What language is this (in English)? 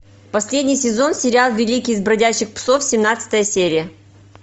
Russian